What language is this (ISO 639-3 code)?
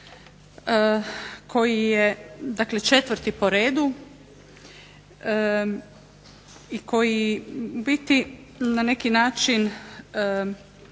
hrv